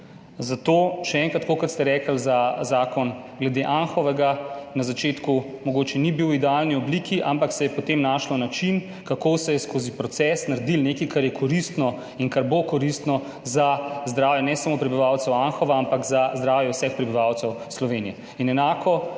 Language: Slovenian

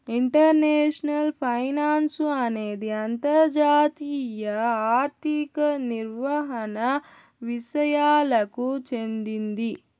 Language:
Telugu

